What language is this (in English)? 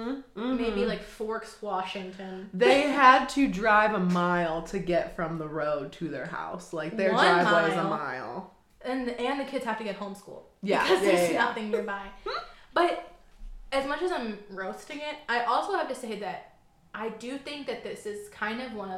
English